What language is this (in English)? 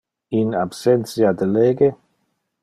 Interlingua